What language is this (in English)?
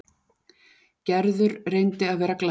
Icelandic